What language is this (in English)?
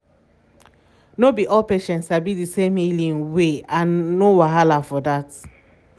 Nigerian Pidgin